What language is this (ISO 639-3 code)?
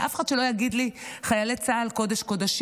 heb